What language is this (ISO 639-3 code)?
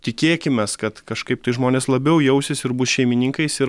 lit